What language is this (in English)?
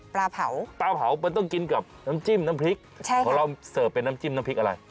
Thai